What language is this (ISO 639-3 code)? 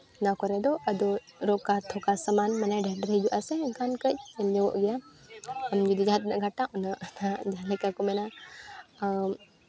sat